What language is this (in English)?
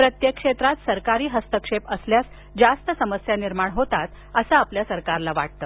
Marathi